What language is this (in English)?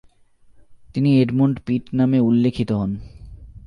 Bangla